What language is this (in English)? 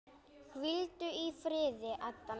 Icelandic